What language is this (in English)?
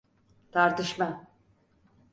Turkish